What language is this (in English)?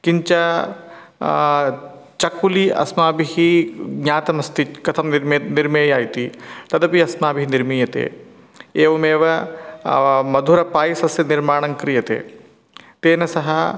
Sanskrit